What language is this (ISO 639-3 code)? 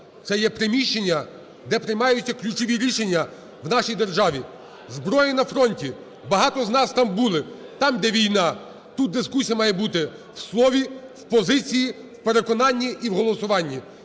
ukr